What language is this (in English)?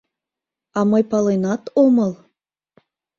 Mari